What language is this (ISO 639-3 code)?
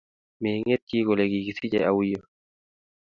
kln